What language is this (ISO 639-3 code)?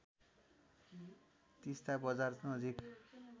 nep